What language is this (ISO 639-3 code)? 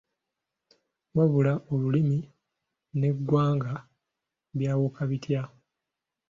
lug